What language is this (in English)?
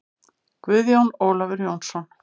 Icelandic